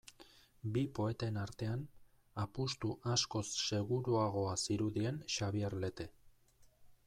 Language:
Basque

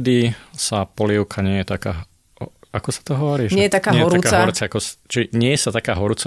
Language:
Slovak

